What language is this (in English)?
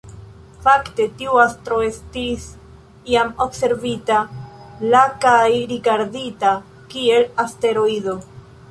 Esperanto